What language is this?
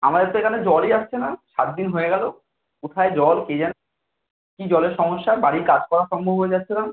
Bangla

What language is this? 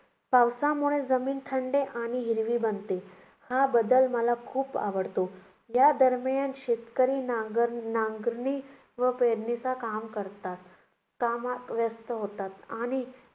Marathi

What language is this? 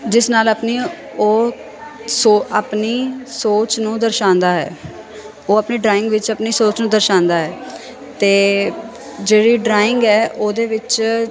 Punjabi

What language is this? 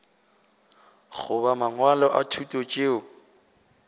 Northern Sotho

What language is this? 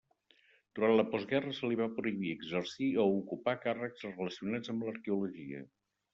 Catalan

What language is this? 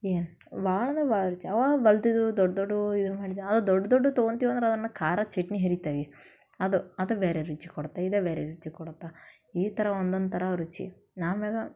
Kannada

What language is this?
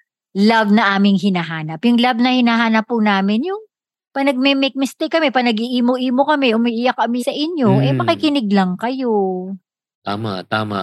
Filipino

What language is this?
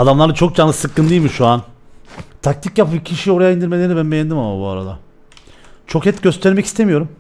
Turkish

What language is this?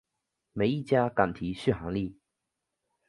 Chinese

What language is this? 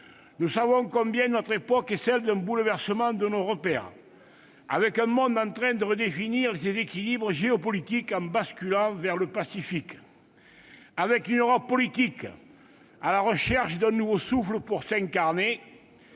French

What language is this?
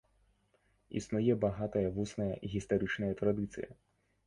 Belarusian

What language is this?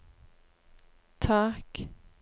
Norwegian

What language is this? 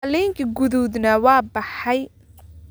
Somali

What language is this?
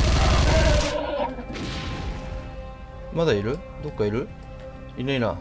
Japanese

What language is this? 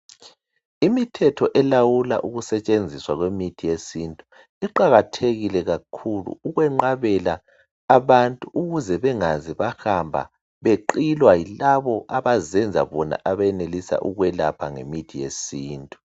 North Ndebele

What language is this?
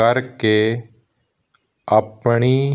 Punjabi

